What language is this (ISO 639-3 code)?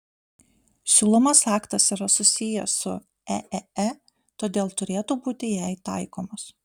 lit